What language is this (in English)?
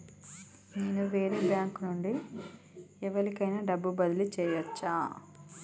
Telugu